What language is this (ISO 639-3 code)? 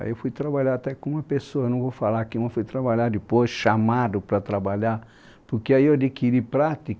por